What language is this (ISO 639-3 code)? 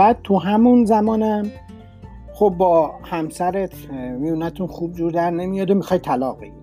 fas